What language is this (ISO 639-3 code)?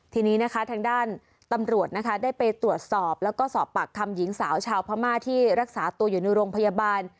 tha